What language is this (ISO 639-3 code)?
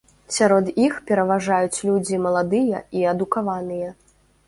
bel